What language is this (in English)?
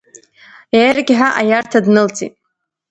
Abkhazian